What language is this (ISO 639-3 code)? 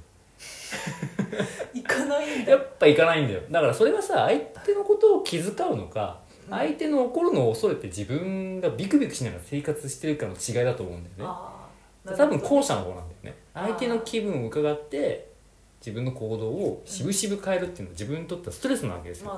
jpn